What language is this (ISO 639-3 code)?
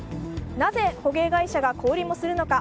jpn